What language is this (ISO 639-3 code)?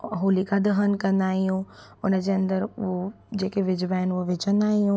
snd